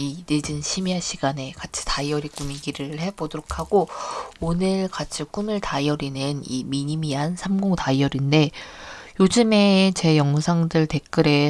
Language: Korean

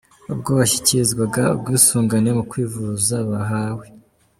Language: Kinyarwanda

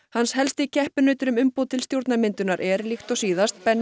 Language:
Icelandic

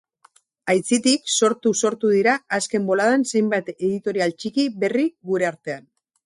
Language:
Basque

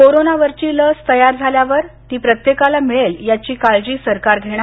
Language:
Marathi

